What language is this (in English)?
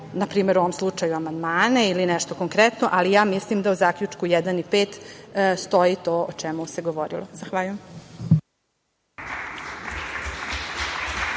Serbian